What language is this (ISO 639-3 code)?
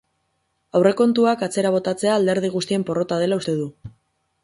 eus